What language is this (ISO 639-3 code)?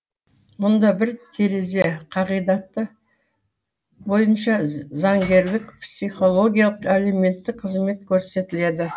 kaz